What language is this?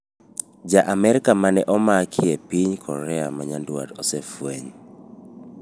Luo (Kenya and Tanzania)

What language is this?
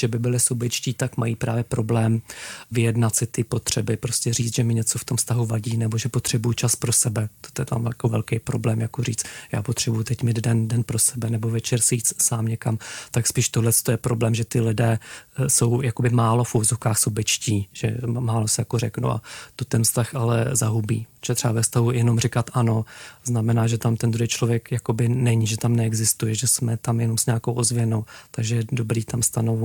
Czech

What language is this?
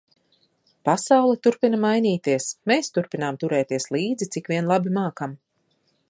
Latvian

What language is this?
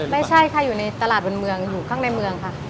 Thai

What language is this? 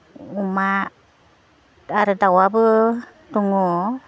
Bodo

